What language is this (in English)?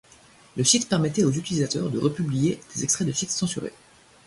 French